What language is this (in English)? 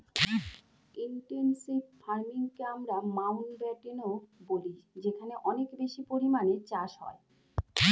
Bangla